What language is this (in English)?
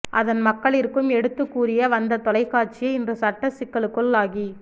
Tamil